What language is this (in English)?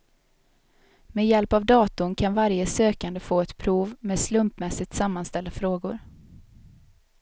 Swedish